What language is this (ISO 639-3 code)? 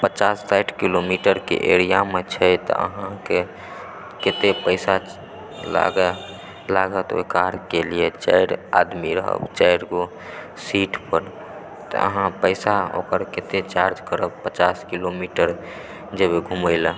mai